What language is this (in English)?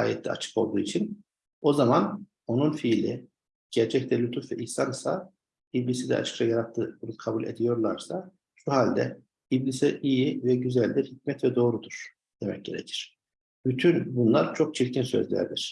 Turkish